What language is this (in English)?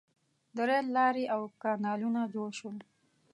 Pashto